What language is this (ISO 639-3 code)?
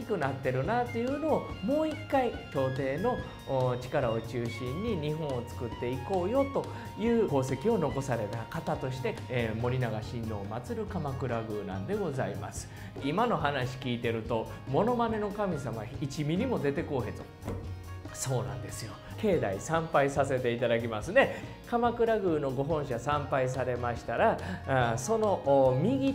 jpn